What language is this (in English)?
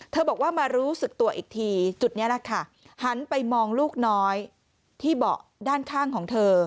Thai